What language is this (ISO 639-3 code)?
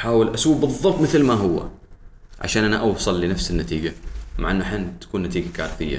ara